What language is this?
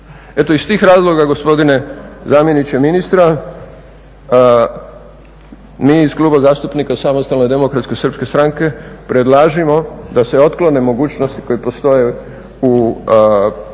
Croatian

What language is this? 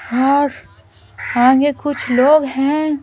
Hindi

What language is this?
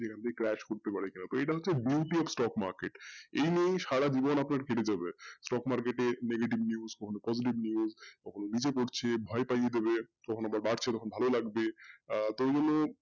Bangla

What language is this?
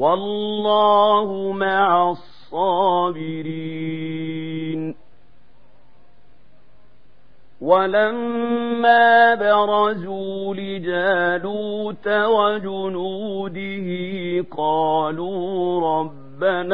Arabic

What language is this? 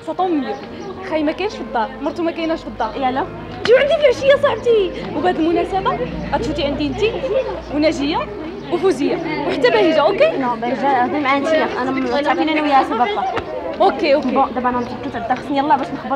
Arabic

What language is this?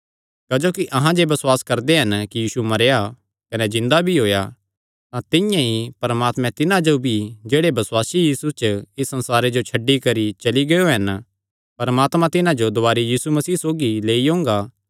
Kangri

